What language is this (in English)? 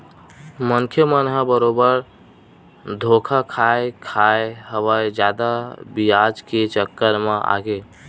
Chhattisgarhi